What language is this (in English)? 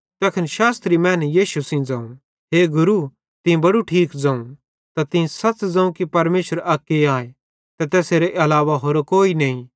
Bhadrawahi